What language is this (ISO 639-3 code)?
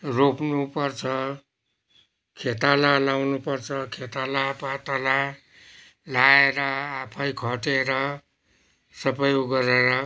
nep